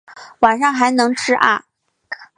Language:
Chinese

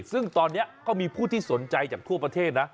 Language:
Thai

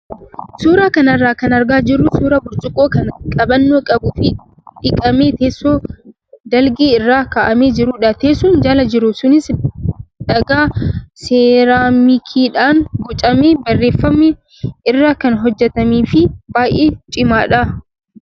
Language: Oromo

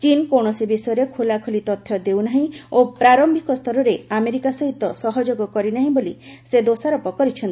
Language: Odia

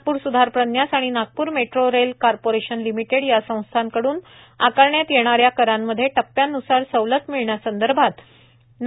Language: Marathi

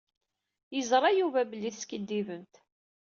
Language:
Kabyle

